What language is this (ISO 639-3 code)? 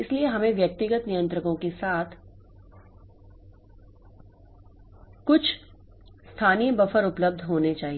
hin